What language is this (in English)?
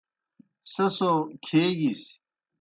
Kohistani Shina